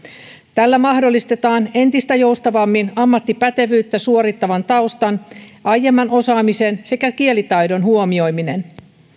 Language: Finnish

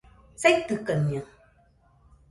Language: Nüpode Huitoto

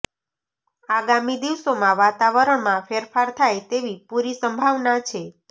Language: Gujarati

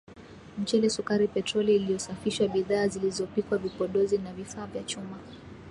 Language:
Swahili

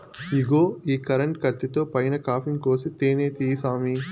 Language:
Telugu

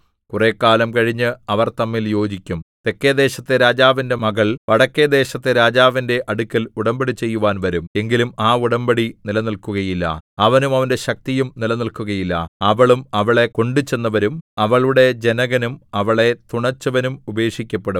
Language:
Malayalam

